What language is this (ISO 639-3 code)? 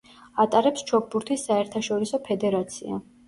kat